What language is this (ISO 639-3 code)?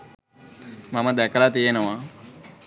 sin